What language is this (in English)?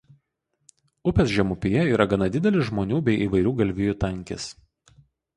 Lithuanian